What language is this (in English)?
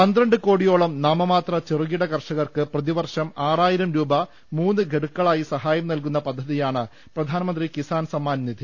Malayalam